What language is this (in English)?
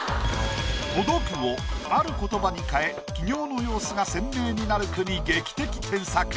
Japanese